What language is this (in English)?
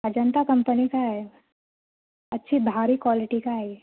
Urdu